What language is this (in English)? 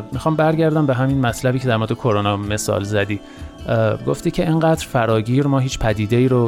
Persian